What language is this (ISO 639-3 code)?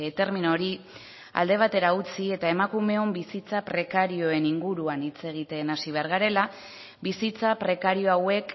eus